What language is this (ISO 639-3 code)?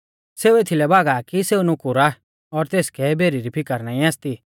bfz